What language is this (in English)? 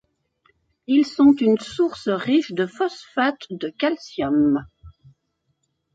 French